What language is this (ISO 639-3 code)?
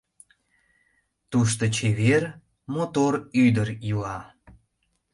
chm